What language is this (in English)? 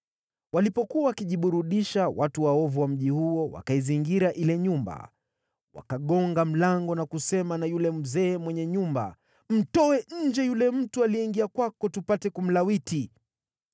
Swahili